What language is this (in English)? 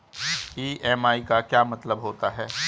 Hindi